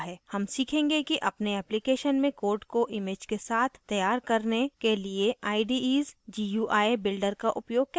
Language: Hindi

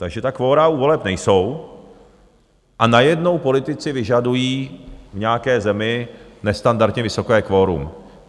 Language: Czech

